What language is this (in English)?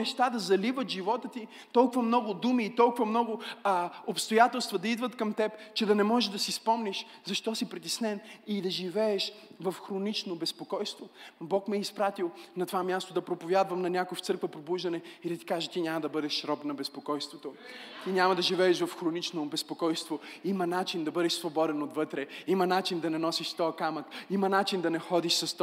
Bulgarian